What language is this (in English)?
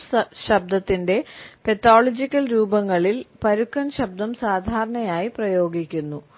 Malayalam